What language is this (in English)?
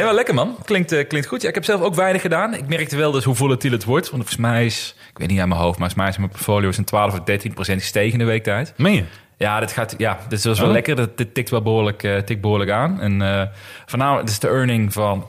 Dutch